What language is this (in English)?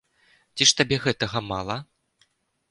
Belarusian